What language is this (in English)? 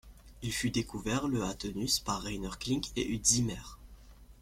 French